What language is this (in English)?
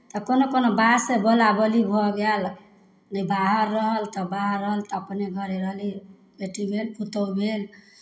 Maithili